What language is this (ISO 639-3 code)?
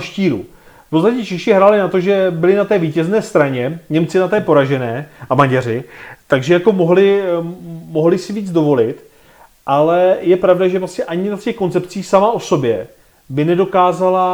ces